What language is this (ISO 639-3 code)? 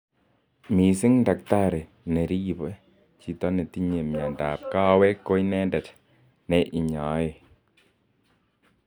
kln